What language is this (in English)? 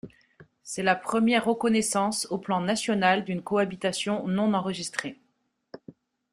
French